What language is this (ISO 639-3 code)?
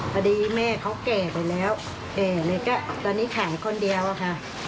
tha